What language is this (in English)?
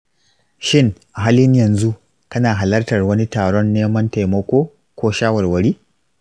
Hausa